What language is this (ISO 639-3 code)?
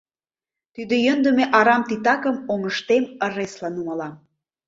chm